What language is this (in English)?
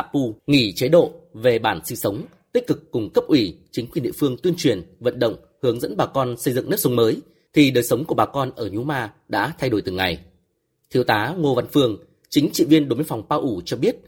Vietnamese